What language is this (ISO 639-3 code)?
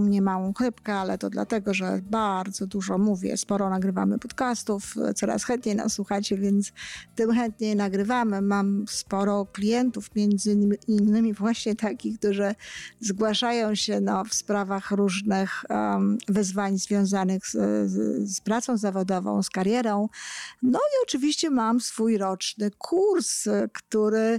pol